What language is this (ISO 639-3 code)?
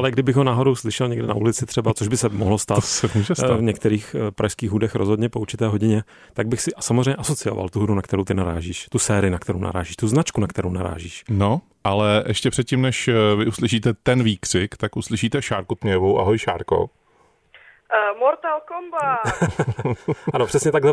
ces